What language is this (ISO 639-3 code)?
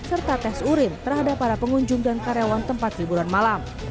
ind